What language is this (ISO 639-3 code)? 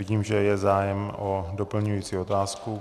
ces